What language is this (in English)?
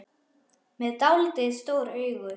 Icelandic